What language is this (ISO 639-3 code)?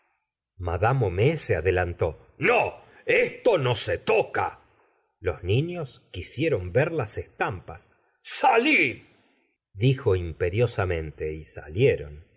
spa